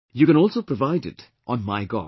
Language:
English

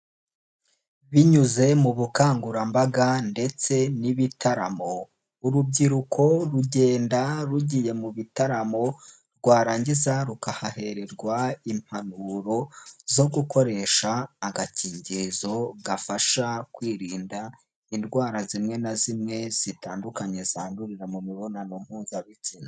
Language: Kinyarwanda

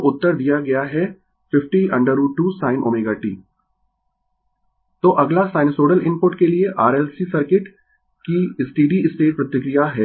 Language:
Hindi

